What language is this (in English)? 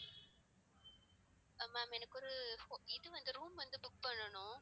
Tamil